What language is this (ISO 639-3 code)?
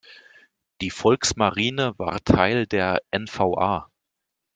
deu